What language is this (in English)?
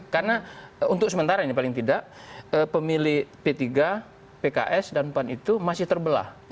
Indonesian